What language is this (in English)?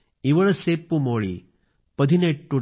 Marathi